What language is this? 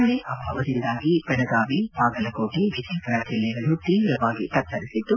Kannada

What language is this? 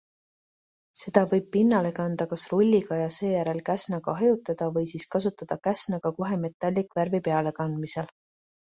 Estonian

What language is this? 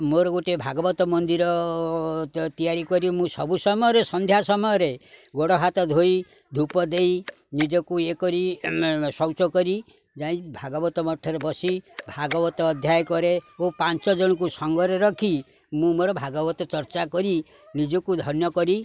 Odia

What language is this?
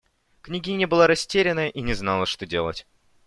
Russian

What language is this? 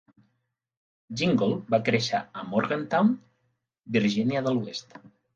Catalan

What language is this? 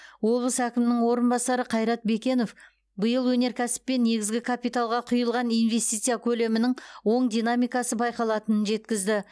Kazakh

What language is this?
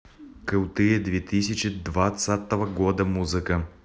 Russian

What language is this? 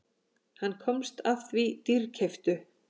Icelandic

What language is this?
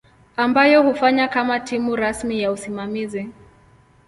Swahili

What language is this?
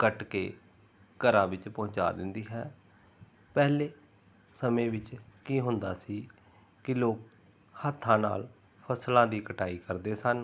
Punjabi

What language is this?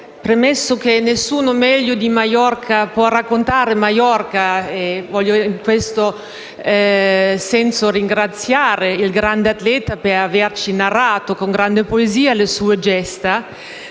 Italian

